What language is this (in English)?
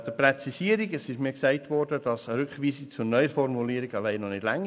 Swiss German